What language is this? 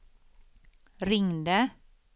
Swedish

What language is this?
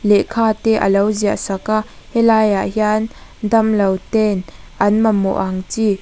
Mizo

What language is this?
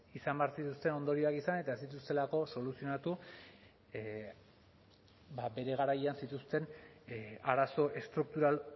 Basque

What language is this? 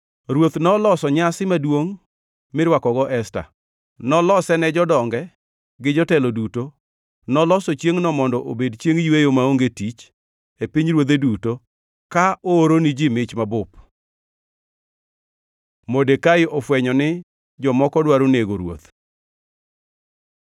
Luo (Kenya and Tanzania)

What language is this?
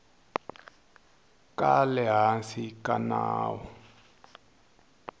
Tsonga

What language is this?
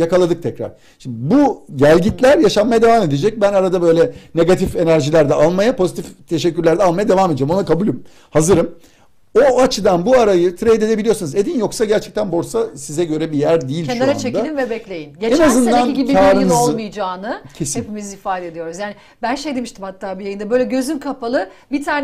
Turkish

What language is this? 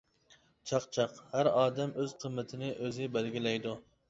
Uyghur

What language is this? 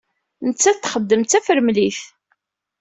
Kabyle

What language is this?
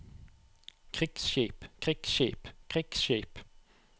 Norwegian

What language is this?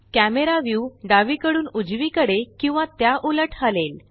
Marathi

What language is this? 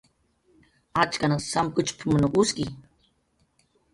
Jaqaru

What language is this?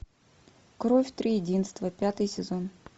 Russian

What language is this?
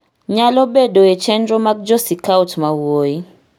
Luo (Kenya and Tanzania)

